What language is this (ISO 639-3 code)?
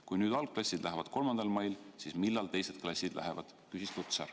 est